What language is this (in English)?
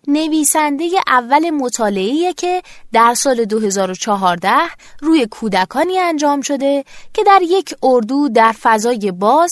Persian